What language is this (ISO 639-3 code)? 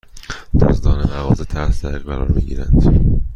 fas